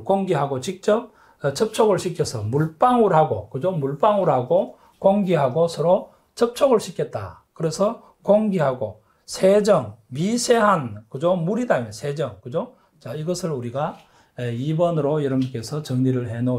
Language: Korean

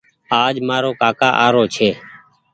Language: Goaria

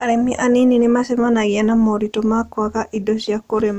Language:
Kikuyu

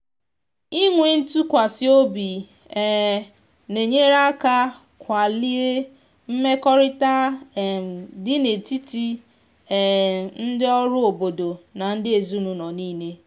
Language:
Igbo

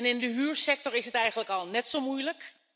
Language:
Dutch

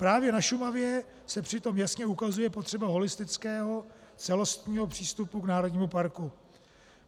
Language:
Czech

